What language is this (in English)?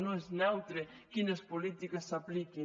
Catalan